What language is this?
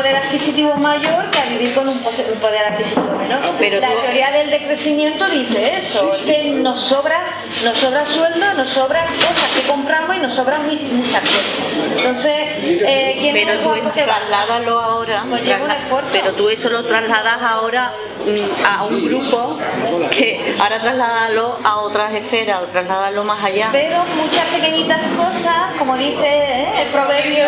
Spanish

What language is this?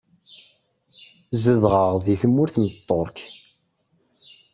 Kabyle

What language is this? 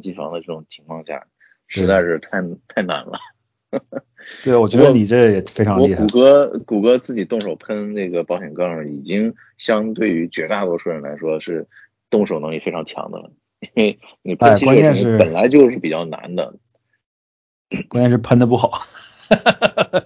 Chinese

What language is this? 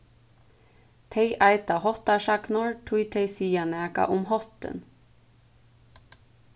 Faroese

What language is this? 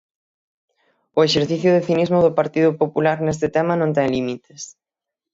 Galician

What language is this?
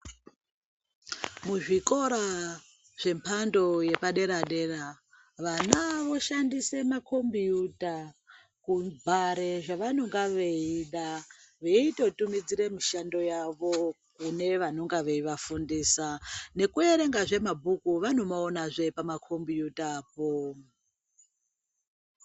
Ndau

